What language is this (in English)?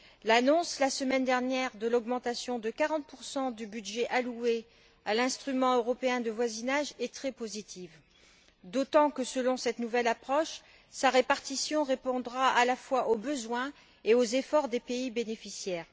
French